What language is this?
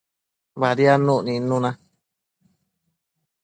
Matsés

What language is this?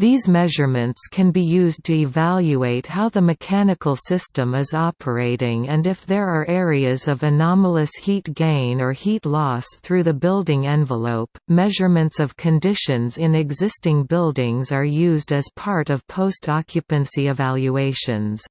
English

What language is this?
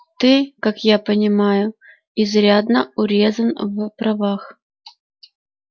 Russian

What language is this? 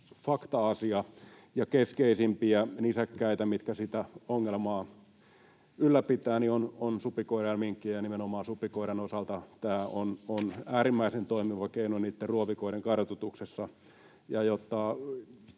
Finnish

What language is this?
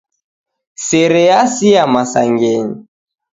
Taita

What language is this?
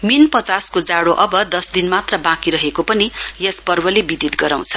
Nepali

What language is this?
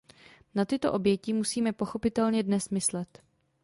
Czech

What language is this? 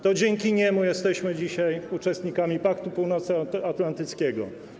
Polish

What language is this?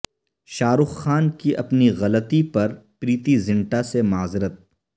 Urdu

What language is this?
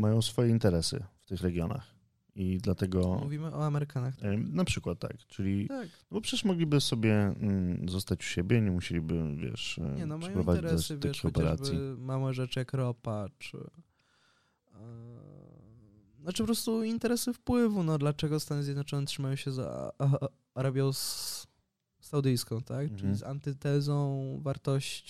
Polish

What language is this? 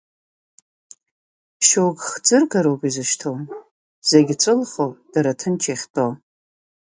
Abkhazian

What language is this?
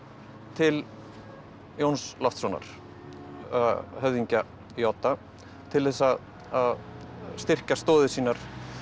Icelandic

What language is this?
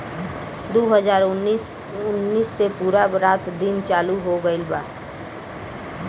Bhojpuri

